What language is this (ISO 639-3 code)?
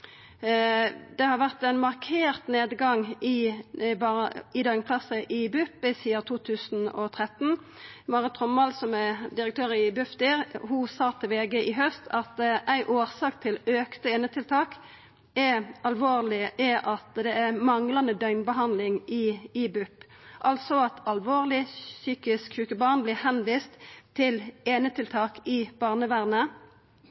nno